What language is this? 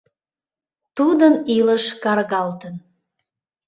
Mari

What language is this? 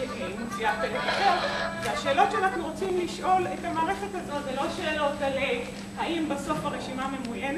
Hebrew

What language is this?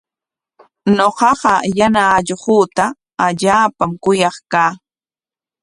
Corongo Ancash Quechua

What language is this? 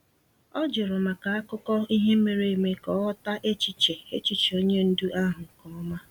Igbo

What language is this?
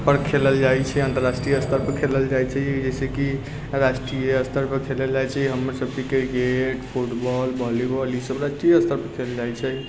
Maithili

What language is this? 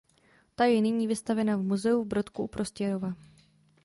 Czech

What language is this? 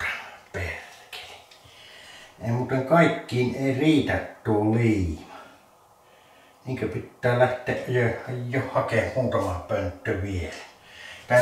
Finnish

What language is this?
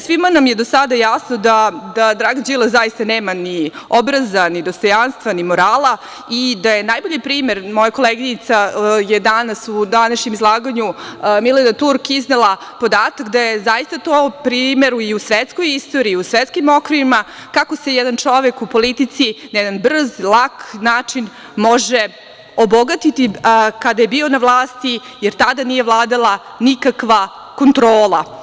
Serbian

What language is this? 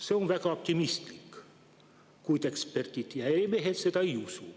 Estonian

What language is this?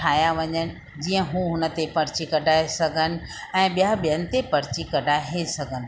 Sindhi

